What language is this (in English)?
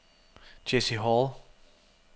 Danish